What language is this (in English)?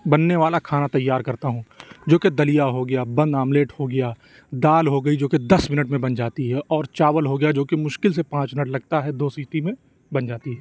Urdu